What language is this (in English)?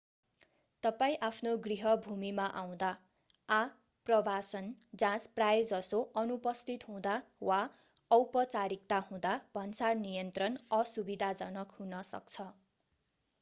Nepali